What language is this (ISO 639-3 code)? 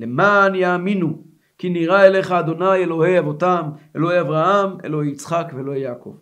heb